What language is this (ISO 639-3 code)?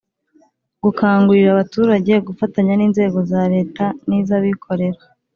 kin